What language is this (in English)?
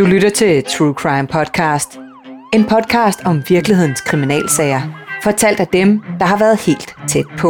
Danish